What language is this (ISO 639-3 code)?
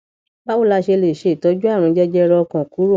yor